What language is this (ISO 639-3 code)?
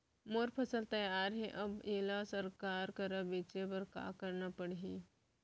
hne